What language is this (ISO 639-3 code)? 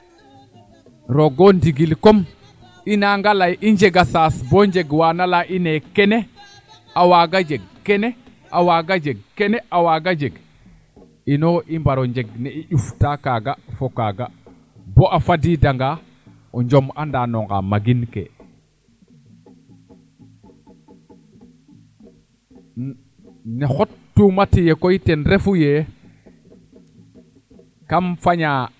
srr